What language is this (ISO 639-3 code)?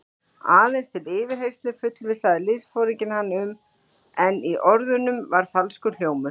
isl